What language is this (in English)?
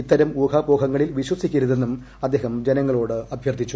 Malayalam